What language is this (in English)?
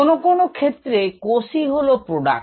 Bangla